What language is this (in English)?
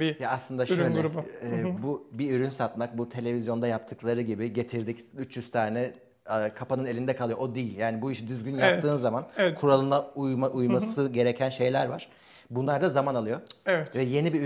Turkish